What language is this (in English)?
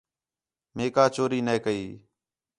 Khetrani